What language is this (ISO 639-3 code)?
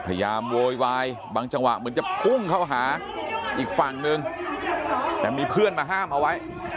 tha